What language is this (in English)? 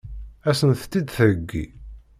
Kabyle